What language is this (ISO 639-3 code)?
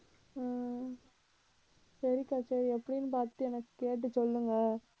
tam